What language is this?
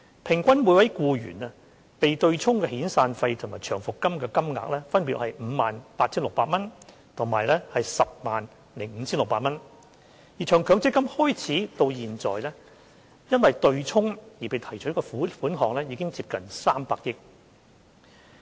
Cantonese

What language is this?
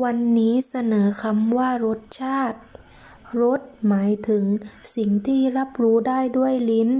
Thai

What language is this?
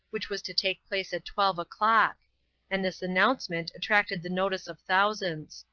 English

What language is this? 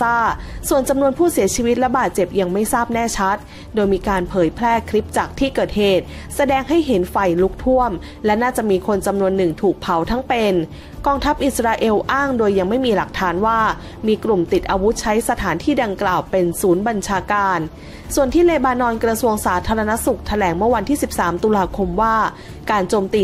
Thai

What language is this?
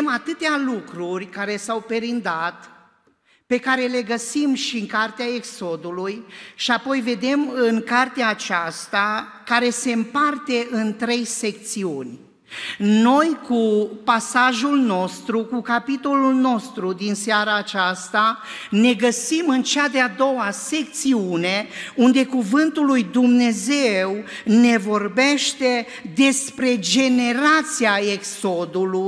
Romanian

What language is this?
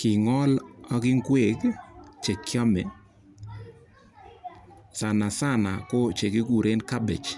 Kalenjin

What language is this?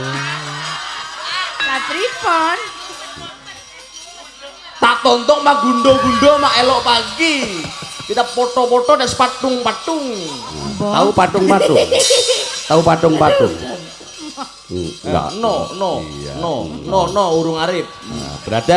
Indonesian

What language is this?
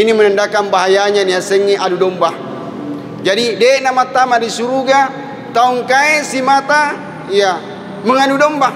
Malay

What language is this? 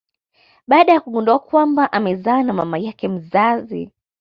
Swahili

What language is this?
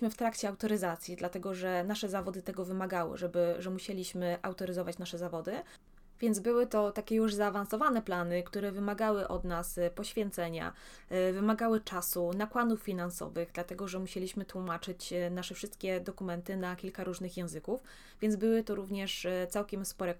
Polish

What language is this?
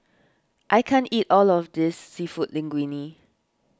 English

